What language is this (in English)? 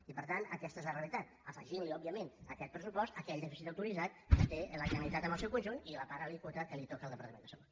Catalan